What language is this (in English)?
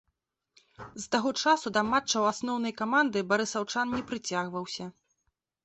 Belarusian